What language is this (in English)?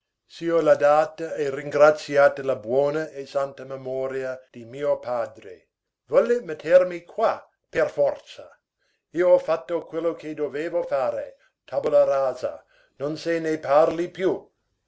Italian